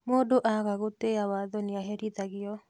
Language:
Kikuyu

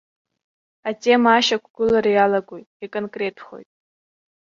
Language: Abkhazian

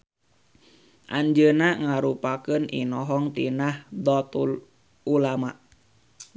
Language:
Sundanese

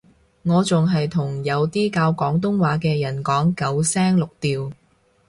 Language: Cantonese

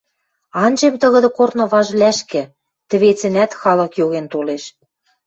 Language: Western Mari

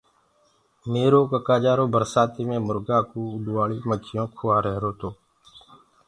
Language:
Gurgula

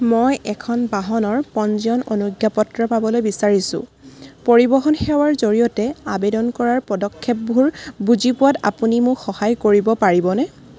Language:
Assamese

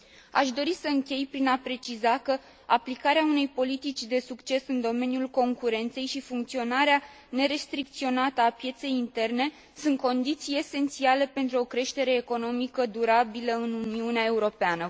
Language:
Romanian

